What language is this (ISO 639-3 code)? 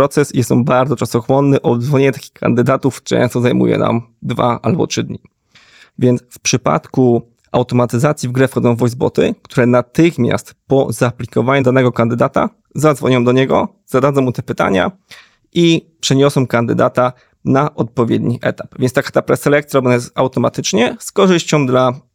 pol